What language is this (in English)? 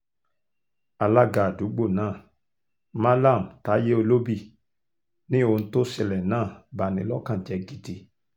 Yoruba